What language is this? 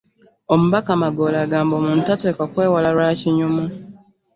Ganda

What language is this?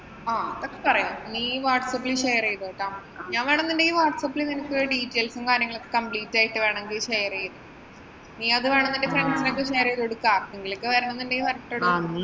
Malayalam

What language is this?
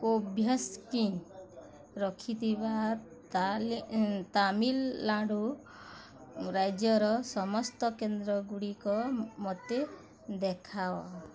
Odia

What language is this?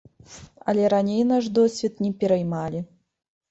Belarusian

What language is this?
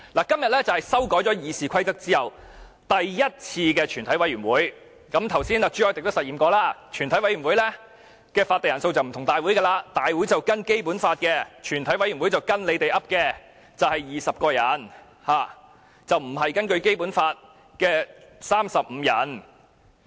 Cantonese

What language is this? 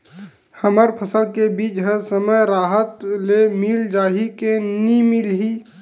Chhattisgarhi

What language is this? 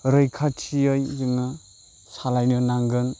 Bodo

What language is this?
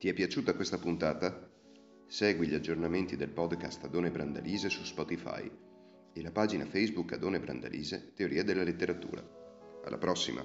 Italian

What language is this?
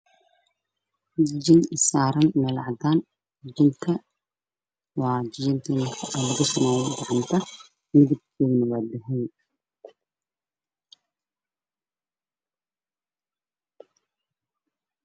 Somali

